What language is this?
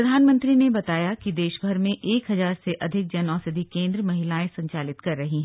Hindi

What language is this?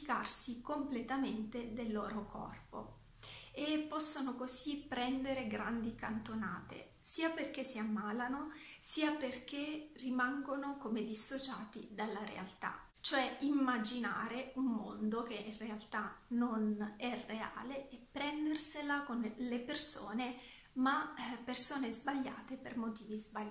Italian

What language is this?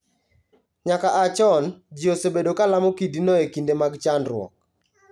Luo (Kenya and Tanzania)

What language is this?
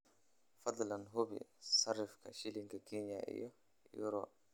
Somali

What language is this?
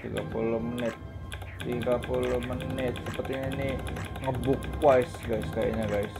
Indonesian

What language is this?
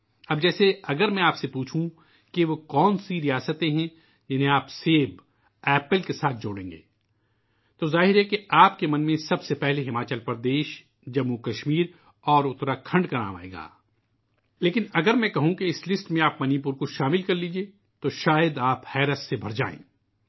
Urdu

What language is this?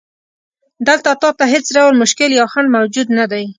Pashto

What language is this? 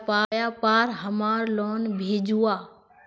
Magahi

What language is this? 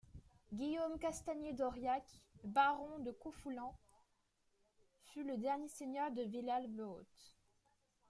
French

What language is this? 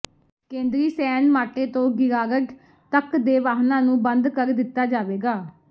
Punjabi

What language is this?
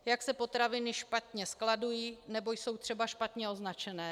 Czech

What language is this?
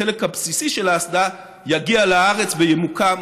Hebrew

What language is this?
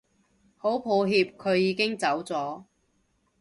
Cantonese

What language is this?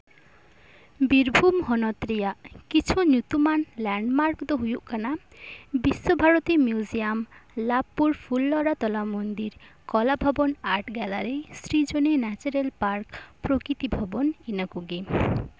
Santali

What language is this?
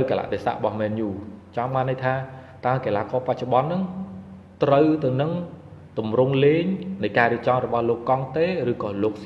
Vietnamese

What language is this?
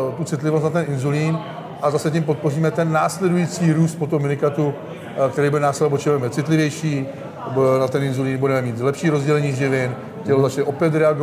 Czech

